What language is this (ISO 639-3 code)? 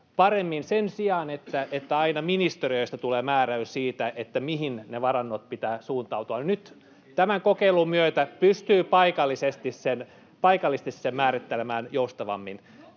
fin